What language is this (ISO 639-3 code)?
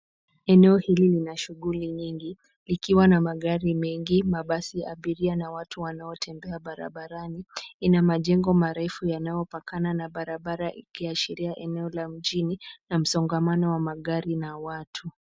swa